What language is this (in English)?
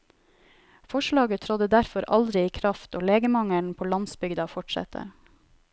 Norwegian